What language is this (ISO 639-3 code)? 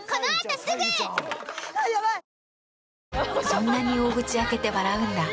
jpn